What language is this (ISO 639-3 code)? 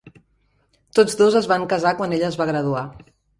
cat